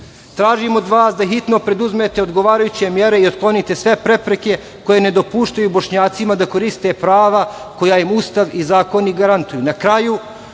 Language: Serbian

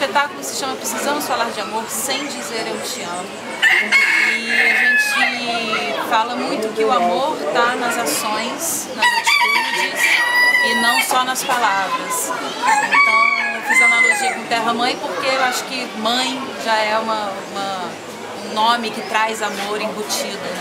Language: Portuguese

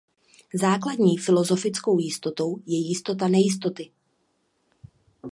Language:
Czech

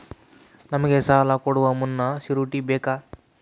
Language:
Kannada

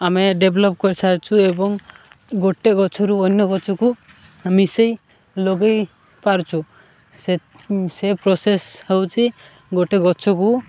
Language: Odia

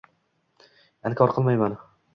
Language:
Uzbek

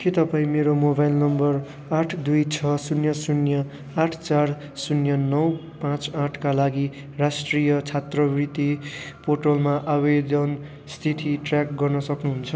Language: Nepali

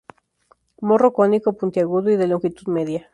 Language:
Spanish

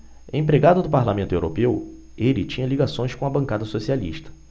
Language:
Portuguese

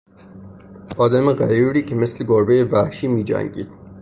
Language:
Persian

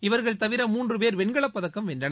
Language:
Tamil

